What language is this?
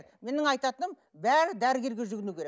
Kazakh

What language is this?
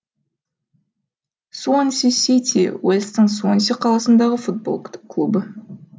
Kazakh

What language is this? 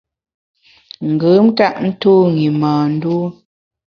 Bamun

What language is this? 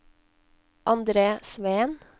Norwegian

